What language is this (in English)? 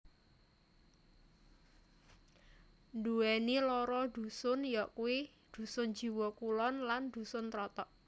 Javanese